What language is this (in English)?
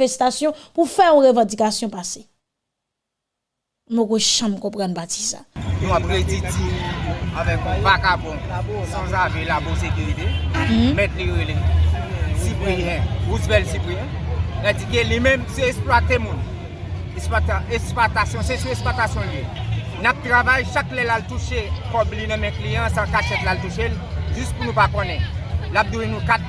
French